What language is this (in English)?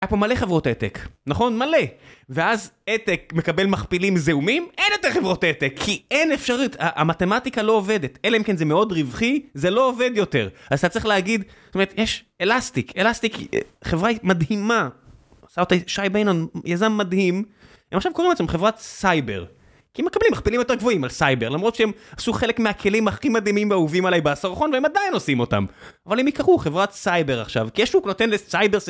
Hebrew